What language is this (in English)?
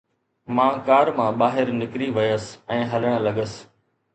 Sindhi